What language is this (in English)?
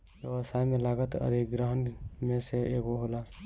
Bhojpuri